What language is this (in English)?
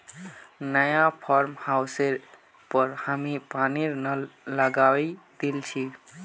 Magahi